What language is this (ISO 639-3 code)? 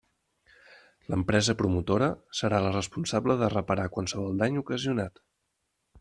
cat